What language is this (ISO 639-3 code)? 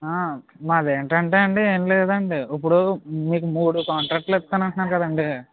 tel